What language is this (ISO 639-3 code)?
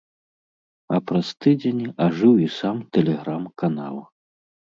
bel